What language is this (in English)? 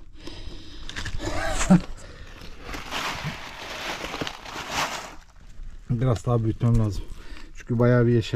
Turkish